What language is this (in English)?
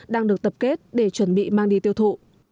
Vietnamese